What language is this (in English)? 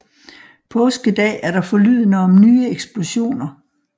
Danish